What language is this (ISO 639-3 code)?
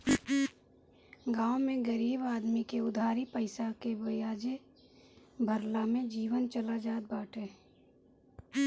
bho